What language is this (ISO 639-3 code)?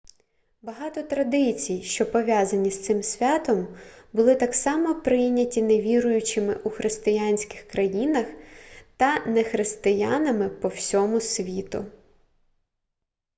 ukr